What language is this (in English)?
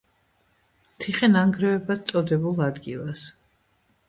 Georgian